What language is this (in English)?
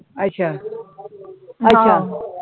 Punjabi